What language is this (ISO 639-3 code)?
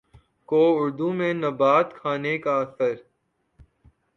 urd